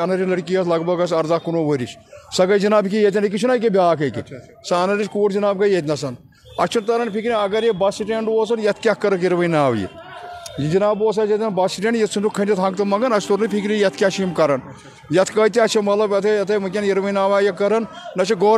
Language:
Urdu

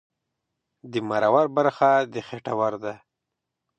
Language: Pashto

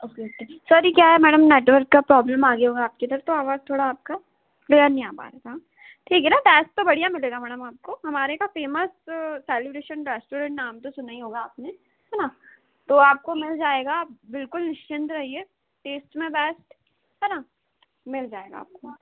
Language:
Hindi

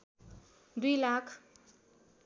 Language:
Nepali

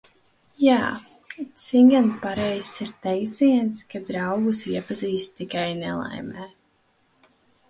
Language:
Latvian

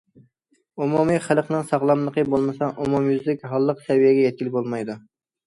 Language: Uyghur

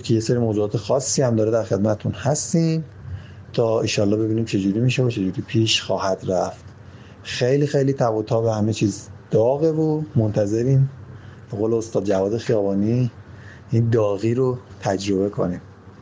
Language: Persian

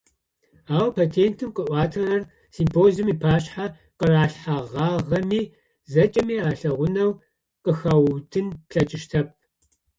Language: Adyghe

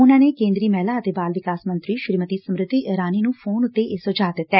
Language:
Punjabi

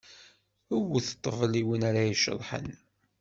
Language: Kabyle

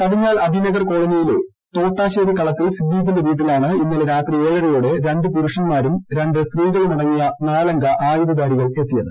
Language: Malayalam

